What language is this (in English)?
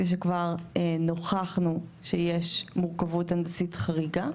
Hebrew